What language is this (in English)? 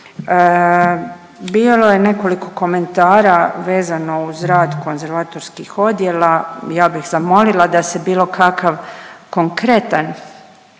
Croatian